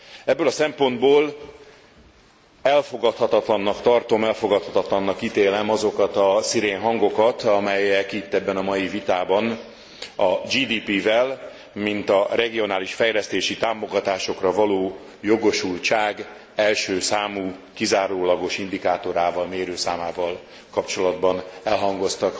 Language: Hungarian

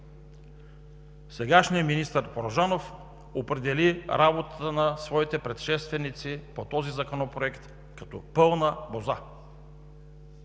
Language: Bulgarian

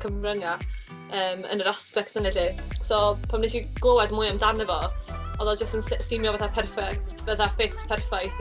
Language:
Welsh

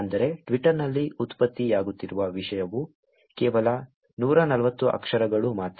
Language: Kannada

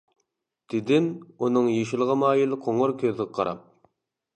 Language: Uyghur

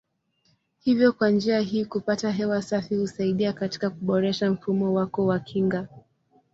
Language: Swahili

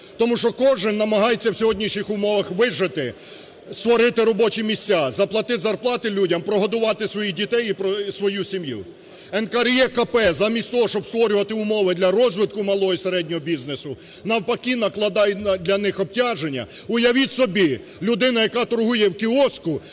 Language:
Ukrainian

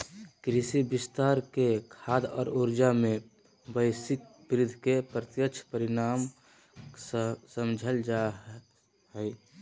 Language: Magahi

